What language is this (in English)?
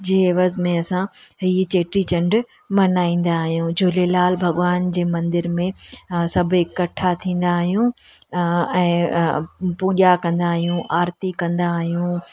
Sindhi